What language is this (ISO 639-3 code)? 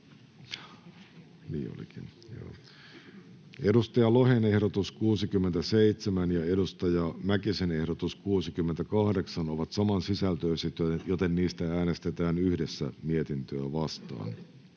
fin